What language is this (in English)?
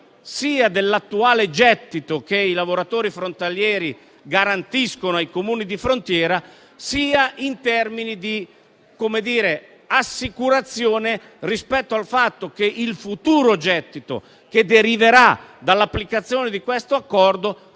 Italian